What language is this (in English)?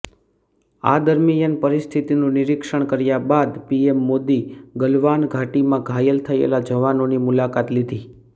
Gujarati